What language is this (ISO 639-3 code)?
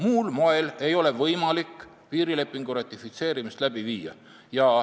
est